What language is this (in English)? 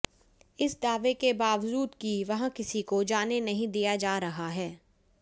Hindi